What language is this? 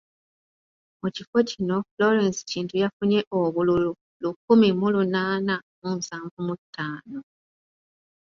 Ganda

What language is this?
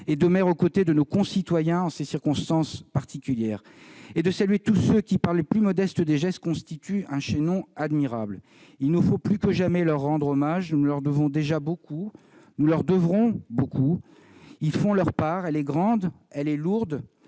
French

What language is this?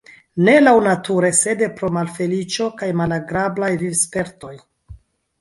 Esperanto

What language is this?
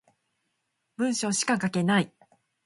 Japanese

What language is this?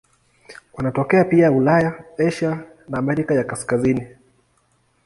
Swahili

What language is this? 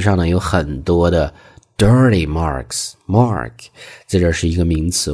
Chinese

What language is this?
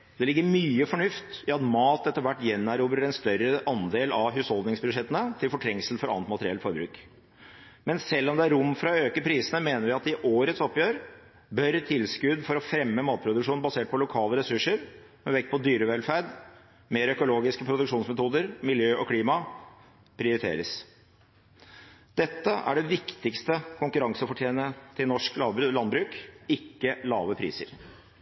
Norwegian Bokmål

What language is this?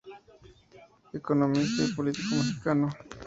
Spanish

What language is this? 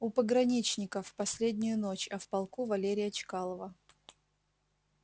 Russian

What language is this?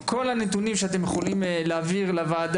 Hebrew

